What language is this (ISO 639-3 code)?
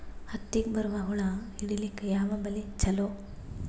kan